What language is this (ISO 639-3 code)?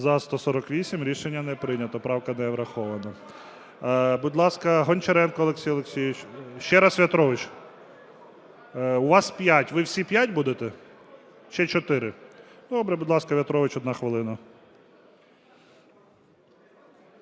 ukr